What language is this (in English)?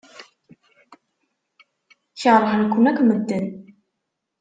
Kabyle